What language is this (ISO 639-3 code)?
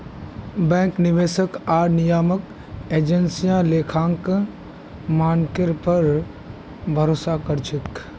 mag